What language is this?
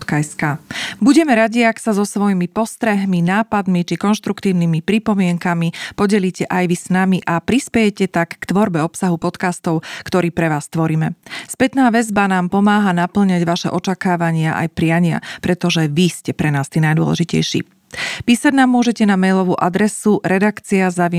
Slovak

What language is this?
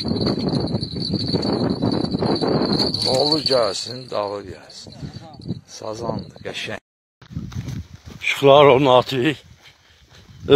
Dutch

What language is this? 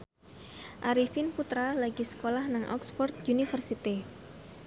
Javanese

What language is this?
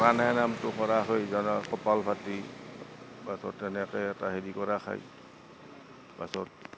Assamese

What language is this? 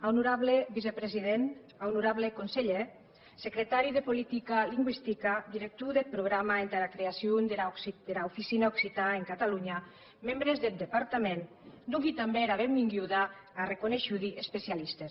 Catalan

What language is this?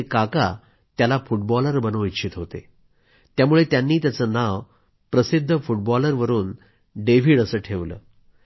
Marathi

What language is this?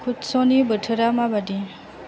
Bodo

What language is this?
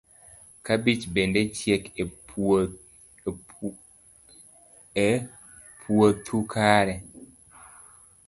Luo (Kenya and Tanzania)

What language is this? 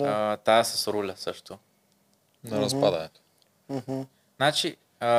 Bulgarian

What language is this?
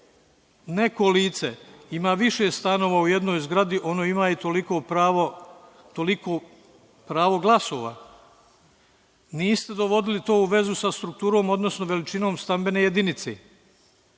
Serbian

